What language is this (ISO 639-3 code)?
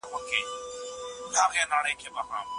pus